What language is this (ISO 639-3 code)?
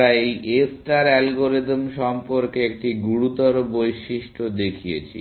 ben